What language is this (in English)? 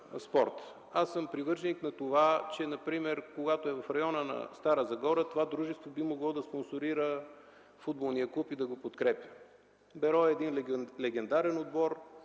Bulgarian